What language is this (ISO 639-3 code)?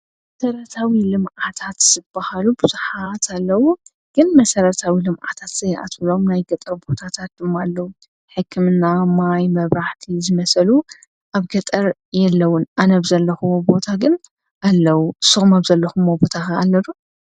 tir